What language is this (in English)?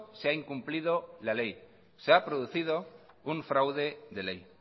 Spanish